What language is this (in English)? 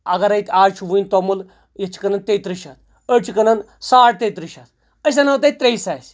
Kashmiri